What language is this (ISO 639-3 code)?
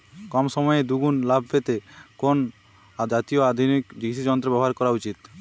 ben